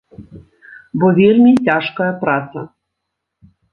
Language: Belarusian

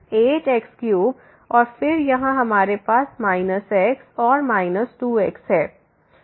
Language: Hindi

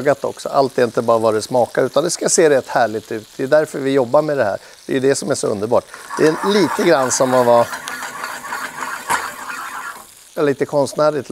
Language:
Swedish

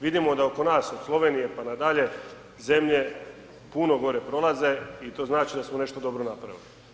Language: Croatian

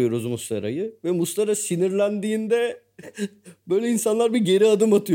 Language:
Turkish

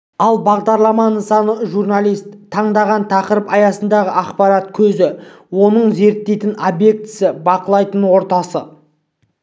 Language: Kazakh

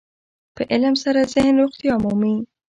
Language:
Pashto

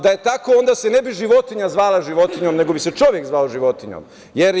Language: Serbian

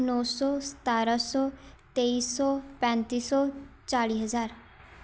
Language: Punjabi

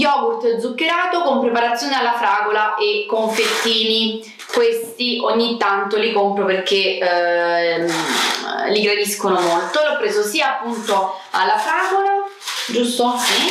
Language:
Italian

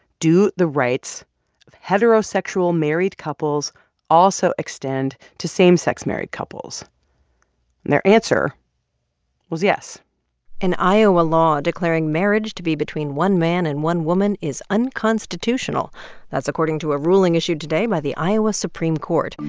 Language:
English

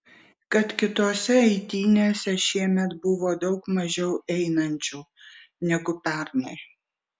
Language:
Lithuanian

